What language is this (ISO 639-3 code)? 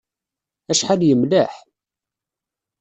kab